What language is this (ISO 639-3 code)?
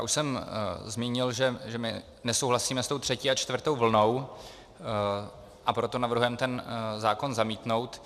ces